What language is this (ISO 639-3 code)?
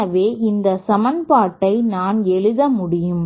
tam